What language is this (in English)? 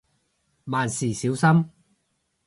Cantonese